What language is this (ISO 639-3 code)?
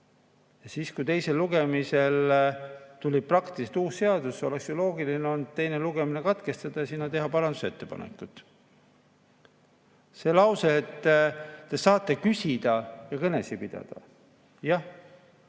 est